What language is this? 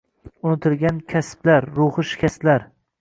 Uzbek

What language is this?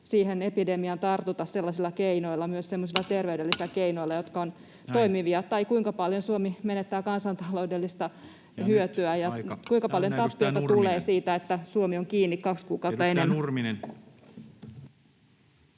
Finnish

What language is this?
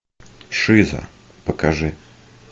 Russian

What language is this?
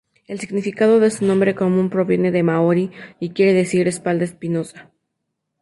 Spanish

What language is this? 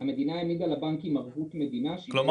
Hebrew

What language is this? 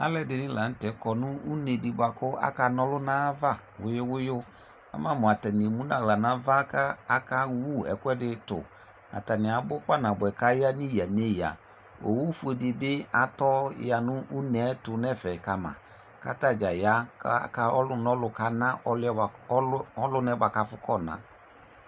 Ikposo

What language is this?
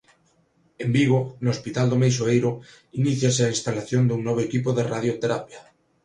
Galician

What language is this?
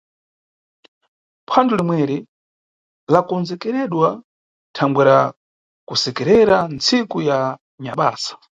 Nyungwe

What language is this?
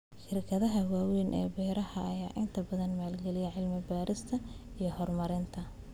Somali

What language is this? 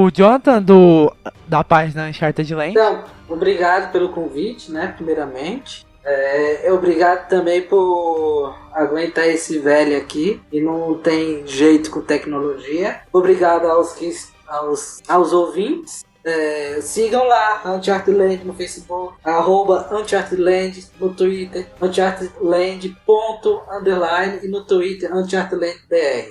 Portuguese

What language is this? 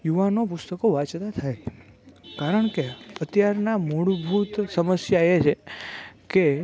Gujarati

